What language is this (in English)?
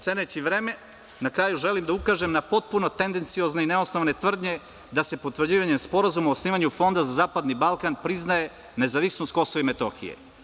Serbian